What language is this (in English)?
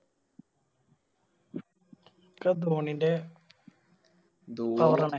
Malayalam